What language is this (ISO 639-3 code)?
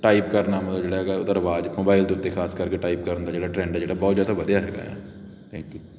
pan